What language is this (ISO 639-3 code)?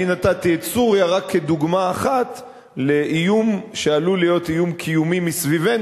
heb